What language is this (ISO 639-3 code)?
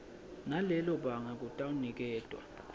ssw